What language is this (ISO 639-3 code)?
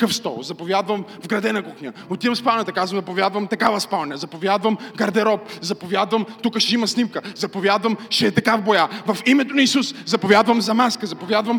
bul